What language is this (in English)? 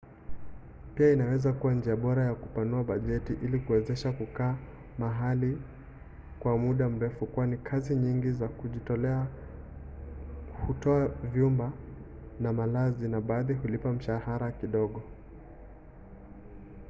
Swahili